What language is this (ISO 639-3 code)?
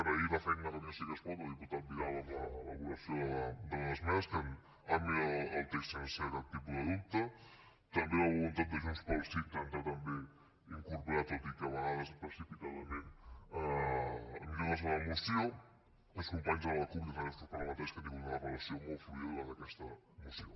cat